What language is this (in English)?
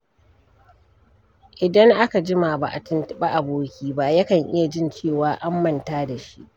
Hausa